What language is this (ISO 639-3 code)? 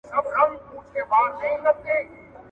pus